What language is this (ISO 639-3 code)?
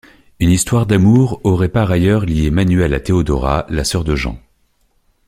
fra